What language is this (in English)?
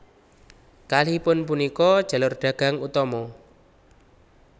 Javanese